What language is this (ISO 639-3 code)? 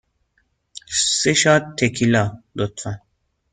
fas